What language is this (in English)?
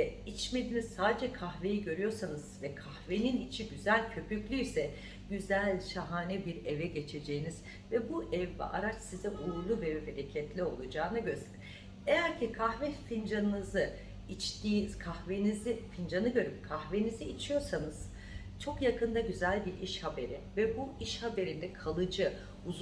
Turkish